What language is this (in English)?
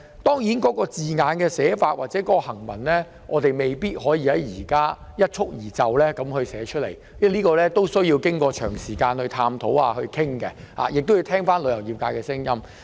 Cantonese